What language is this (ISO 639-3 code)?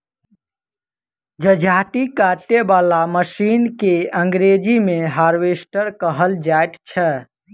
mai